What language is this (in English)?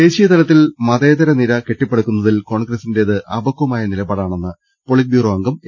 Malayalam